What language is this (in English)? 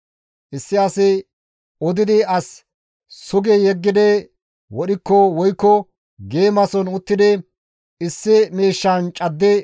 Gamo